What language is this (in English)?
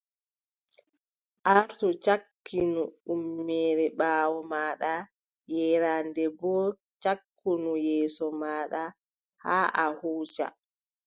Adamawa Fulfulde